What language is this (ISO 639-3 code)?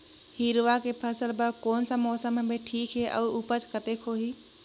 hne